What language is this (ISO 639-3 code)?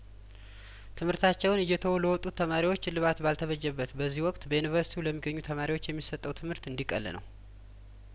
amh